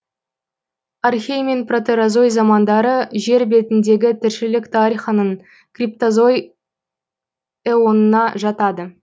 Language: Kazakh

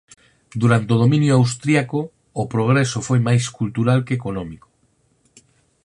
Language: Galician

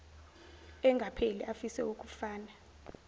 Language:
Zulu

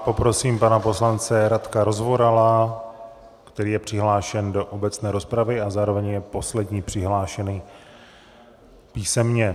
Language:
Czech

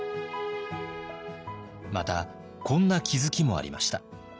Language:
Japanese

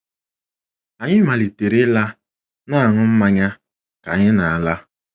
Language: Igbo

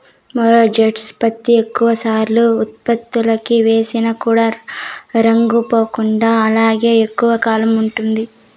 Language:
Telugu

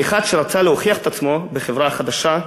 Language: Hebrew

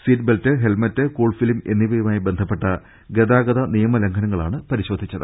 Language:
Malayalam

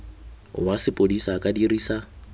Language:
Tswana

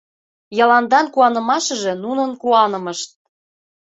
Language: Mari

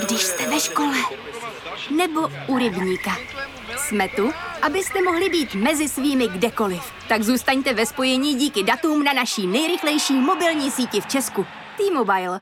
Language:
Czech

